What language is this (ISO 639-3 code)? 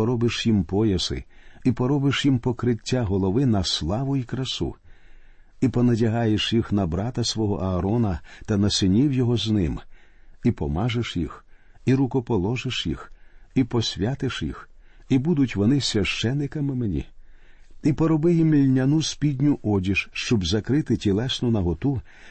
ukr